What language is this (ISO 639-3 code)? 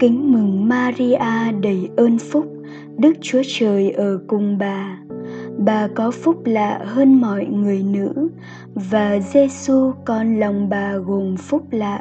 vie